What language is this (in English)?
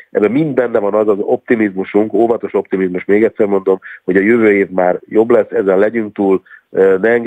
Hungarian